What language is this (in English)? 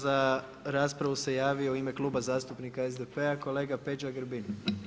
Croatian